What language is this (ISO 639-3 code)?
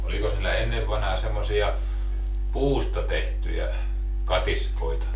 fin